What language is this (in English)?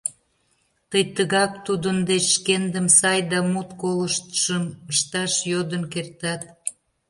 Mari